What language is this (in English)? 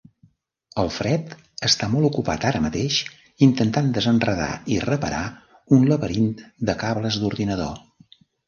Catalan